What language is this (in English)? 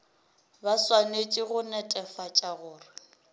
Northern Sotho